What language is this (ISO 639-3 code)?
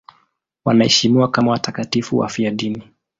swa